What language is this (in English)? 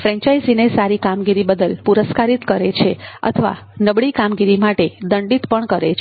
Gujarati